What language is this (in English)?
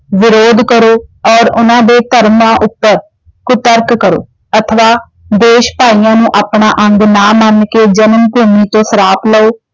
Punjabi